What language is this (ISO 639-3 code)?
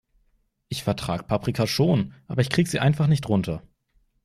deu